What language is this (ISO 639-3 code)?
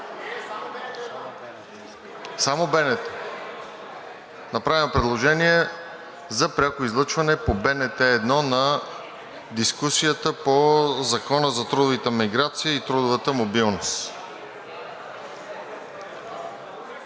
bul